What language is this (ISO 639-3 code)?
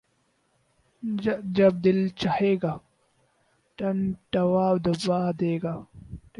urd